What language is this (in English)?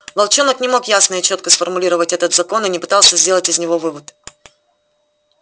Russian